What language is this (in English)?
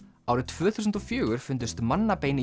Icelandic